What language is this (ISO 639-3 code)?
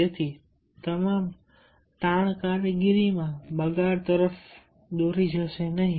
guj